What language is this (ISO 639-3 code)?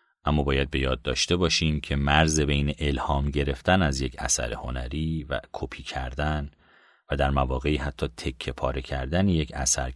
fas